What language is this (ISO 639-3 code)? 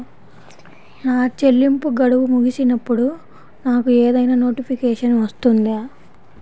tel